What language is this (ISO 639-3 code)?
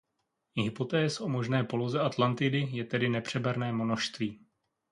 ces